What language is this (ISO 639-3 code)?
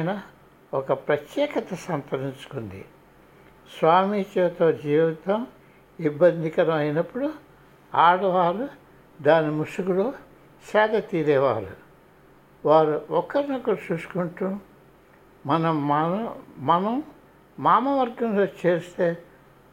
tel